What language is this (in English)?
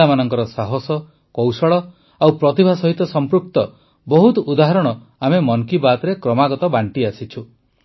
Odia